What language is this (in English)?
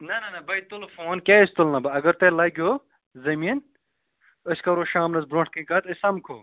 Kashmiri